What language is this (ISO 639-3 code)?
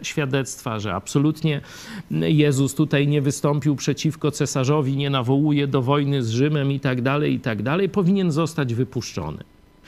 pol